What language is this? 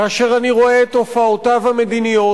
Hebrew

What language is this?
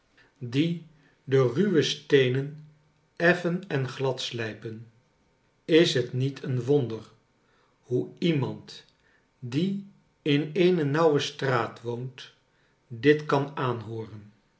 Dutch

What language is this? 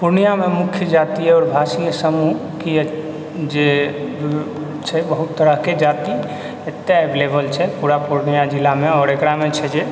Maithili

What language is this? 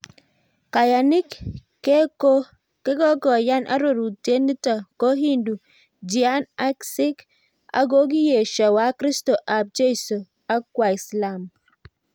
Kalenjin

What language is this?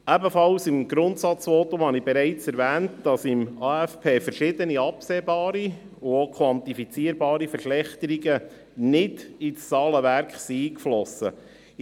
Swiss German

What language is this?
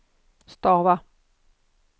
Swedish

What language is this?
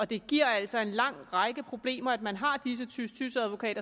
Danish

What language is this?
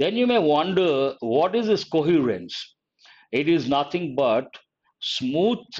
English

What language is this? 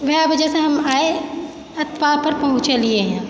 Maithili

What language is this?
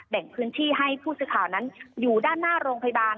Thai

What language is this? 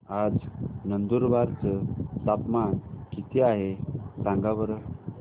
Marathi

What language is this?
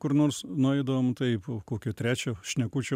Lithuanian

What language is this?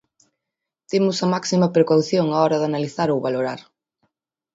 Galician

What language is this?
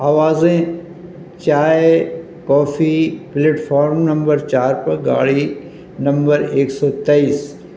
Urdu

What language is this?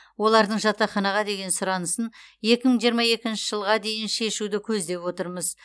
Kazakh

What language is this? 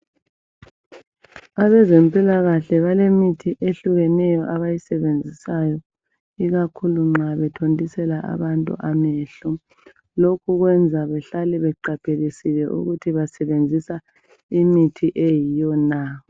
North Ndebele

